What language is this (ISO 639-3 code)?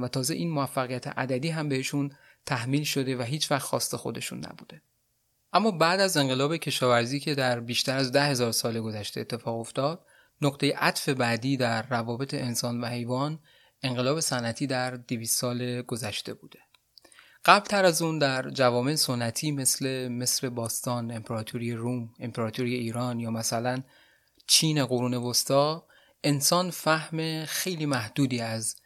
fas